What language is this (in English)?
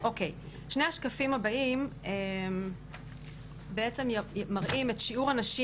Hebrew